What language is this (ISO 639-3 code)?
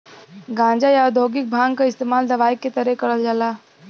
bho